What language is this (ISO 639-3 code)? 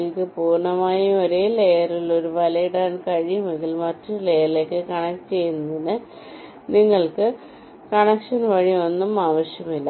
mal